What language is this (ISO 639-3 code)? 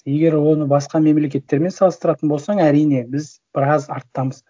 kaz